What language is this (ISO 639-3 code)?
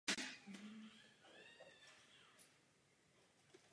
ces